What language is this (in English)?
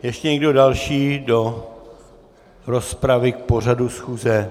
Czech